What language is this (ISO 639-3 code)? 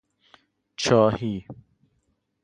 fas